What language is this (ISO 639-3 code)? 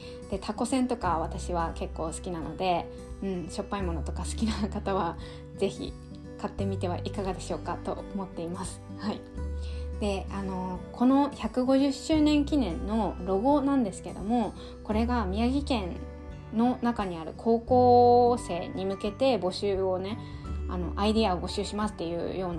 jpn